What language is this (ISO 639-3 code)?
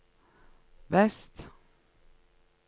nor